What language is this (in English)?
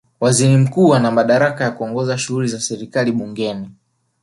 Swahili